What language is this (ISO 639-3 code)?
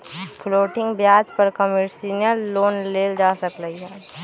mag